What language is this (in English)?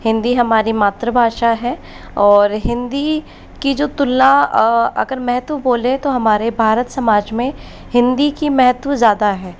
Hindi